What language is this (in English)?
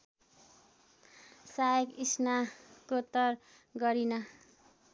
Nepali